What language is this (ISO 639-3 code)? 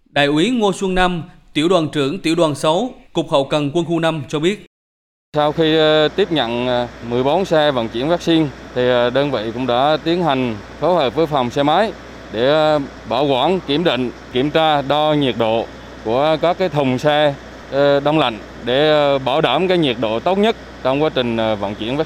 vie